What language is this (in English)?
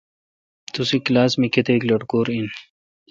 Kalkoti